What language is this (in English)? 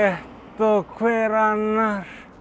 Icelandic